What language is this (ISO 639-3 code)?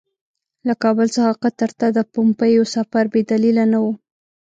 pus